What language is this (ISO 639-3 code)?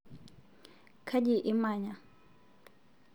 mas